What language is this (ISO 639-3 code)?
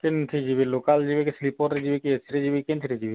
ori